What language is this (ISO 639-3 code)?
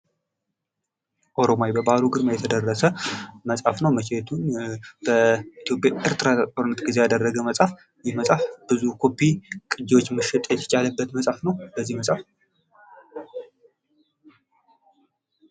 amh